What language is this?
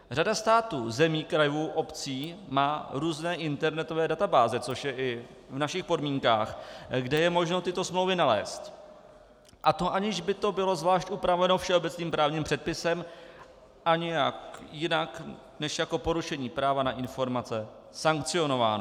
Czech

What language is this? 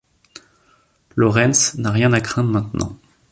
French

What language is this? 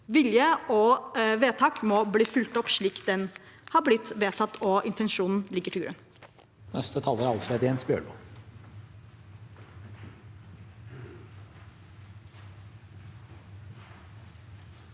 Norwegian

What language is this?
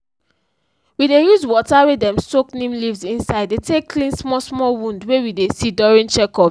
Nigerian Pidgin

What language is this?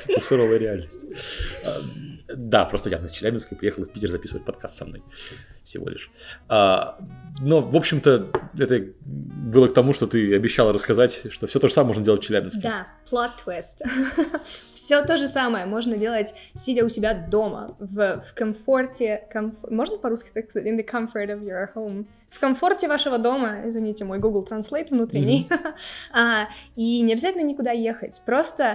Russian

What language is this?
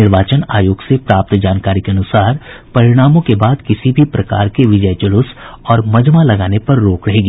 Hindi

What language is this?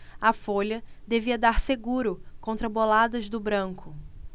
Portuguese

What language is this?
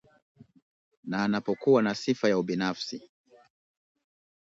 Swahili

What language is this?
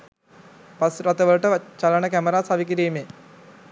Sinhala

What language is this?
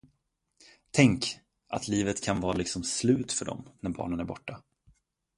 Swedish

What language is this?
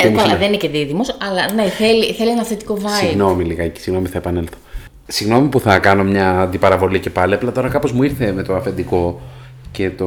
Greek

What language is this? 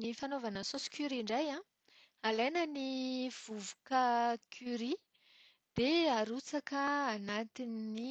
Malagasy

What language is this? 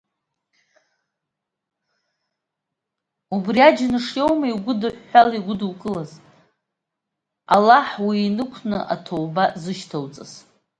Abkhazian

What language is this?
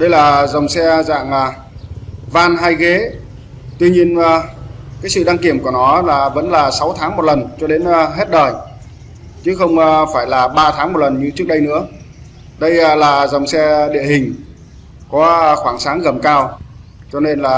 Vietnamese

